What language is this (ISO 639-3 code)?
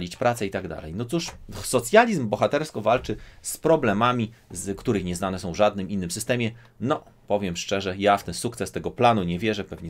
pol